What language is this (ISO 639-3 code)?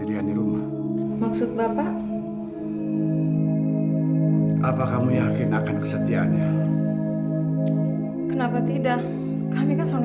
ind